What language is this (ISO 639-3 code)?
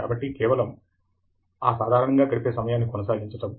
tel